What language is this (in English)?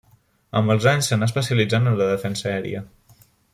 Catalan